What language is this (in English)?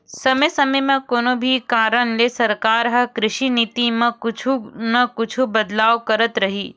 Chhattisgarhi